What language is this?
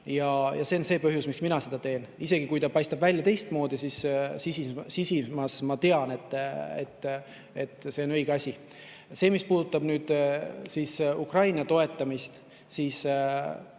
Estonian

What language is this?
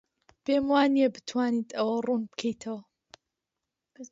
Central Kurdish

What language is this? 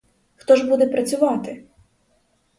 Ukrainian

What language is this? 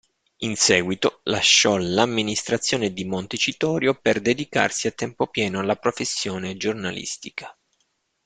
Italian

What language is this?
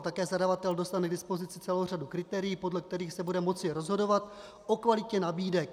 Czech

